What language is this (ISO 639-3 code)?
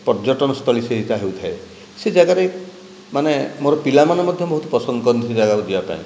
ori